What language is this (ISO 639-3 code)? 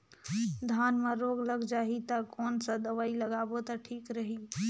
hne